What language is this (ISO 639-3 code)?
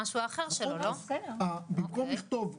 heb